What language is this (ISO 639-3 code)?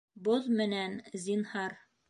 bak